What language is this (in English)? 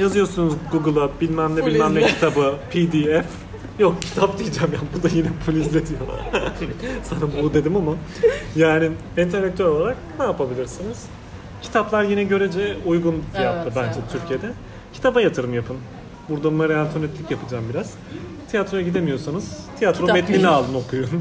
Turkish